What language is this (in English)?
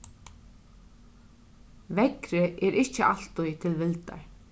Faroese